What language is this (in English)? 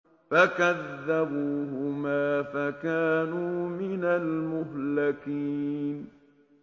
Arabic